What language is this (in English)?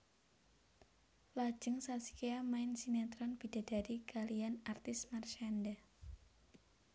Javanese